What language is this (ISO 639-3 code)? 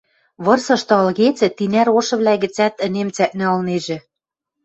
mrj